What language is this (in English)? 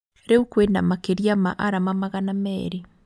Kikuyu